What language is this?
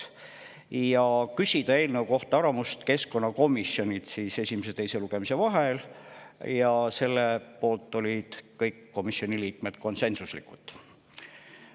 Estonian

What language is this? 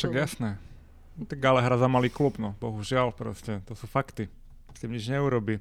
Slovak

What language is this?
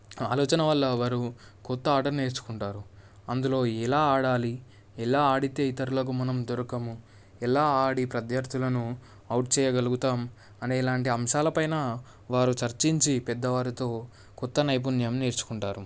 Telugu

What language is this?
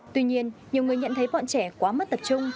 Vietnamese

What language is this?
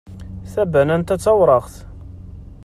Kabyle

